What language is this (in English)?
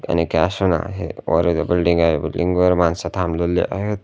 Marathi